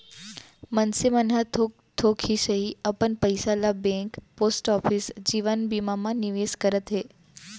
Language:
Chhattisgarhi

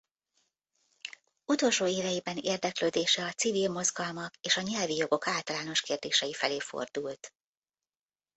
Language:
Hungarian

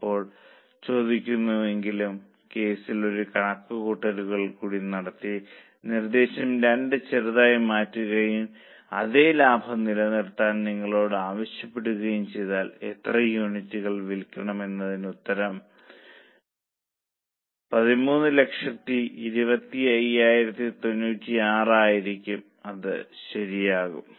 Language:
Malayalam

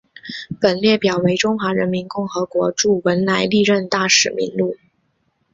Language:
Chinese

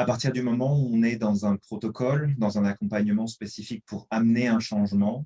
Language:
French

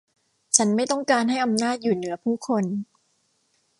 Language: Thai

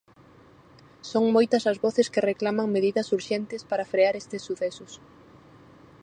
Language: Galician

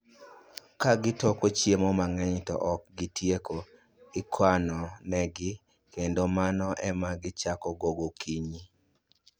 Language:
Luo (Kenya and Tanzania)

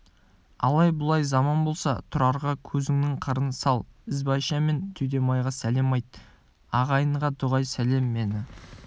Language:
Kazakh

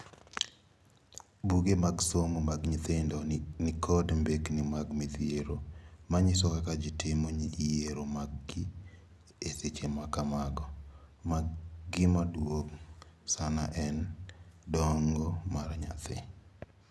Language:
Luo (Kenya and Tanzania)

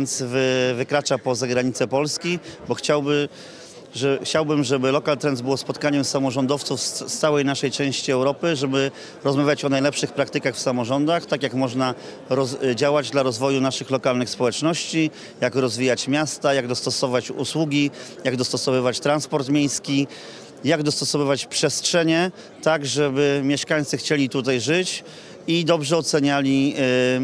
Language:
Polish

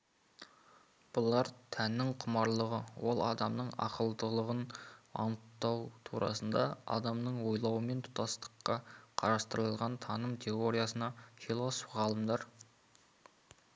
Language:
Kazakh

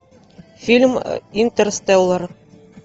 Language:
Russian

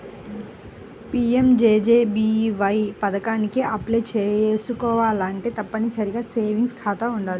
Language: Telugu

